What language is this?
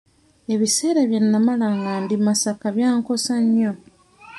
Ganda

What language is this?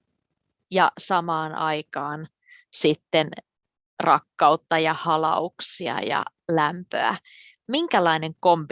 Finnish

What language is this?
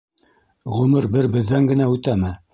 Bashkir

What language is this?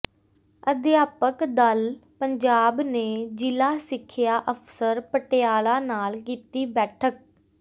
Punjabi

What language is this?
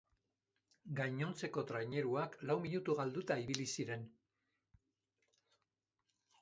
Basque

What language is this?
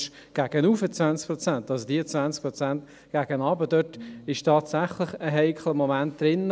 Swiss German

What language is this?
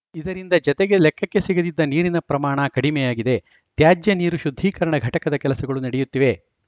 Kannada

